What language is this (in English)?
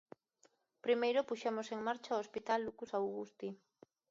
Galician